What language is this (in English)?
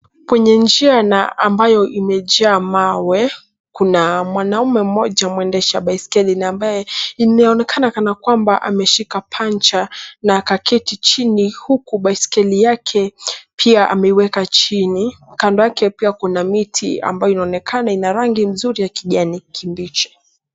Swahili